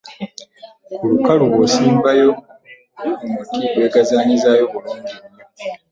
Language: Ganda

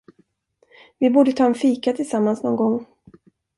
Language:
Swedish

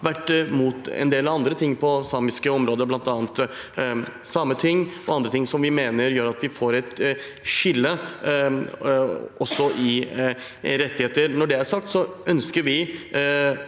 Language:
Norwegian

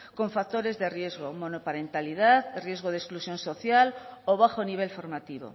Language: Spanish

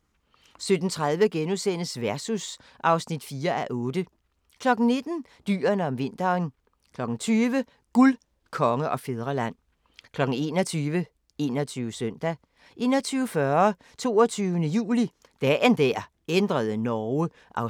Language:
Danish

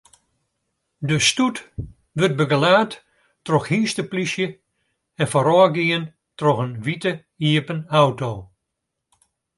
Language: Western Frisian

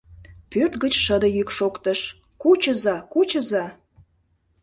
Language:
Mari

